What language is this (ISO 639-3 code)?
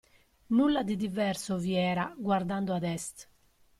ita